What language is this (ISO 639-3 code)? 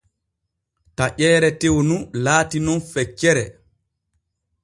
fue